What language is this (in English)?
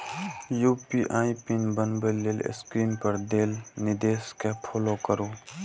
Maithili